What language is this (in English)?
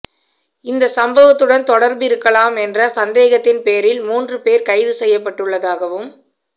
Tamil